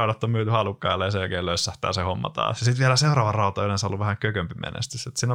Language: Finnish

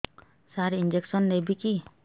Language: Odia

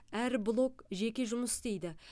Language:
Kazakh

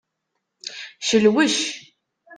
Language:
Kabyle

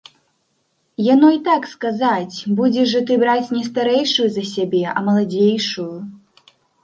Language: Belarusian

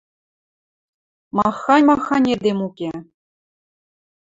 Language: Western Mari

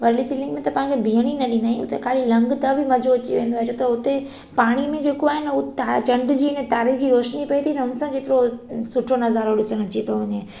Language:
Sindhi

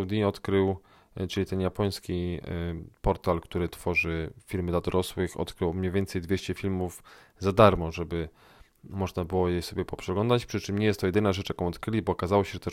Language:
Polish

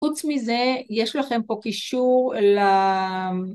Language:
Hebrew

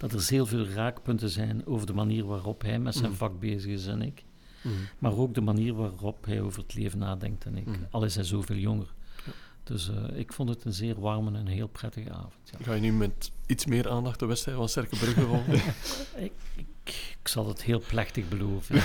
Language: Dutch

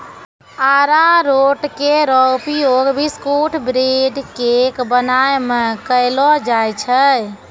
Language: Maithili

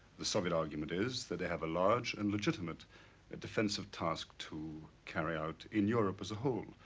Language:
English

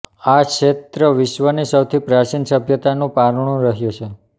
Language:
Gujarati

